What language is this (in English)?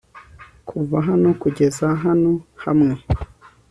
Kinyarwanda